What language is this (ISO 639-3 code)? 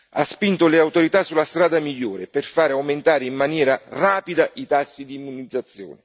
ita